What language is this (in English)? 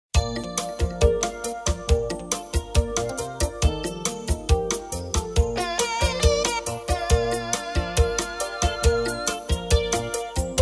Romanian